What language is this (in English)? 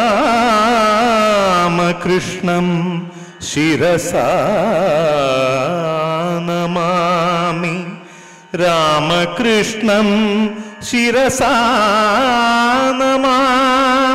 Hindi